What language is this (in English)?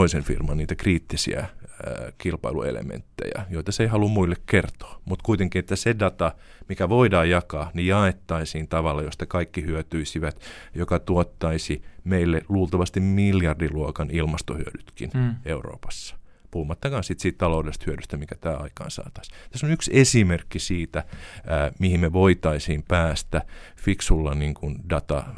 Finnish